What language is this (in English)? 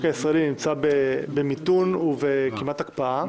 Hebrew